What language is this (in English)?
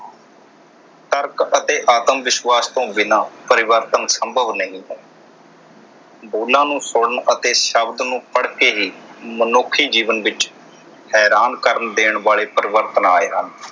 Punjabi